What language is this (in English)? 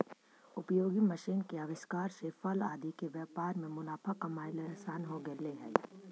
Magahi